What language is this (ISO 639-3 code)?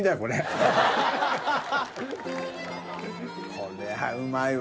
jpn